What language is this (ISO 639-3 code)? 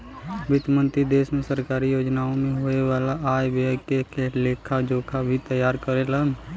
bho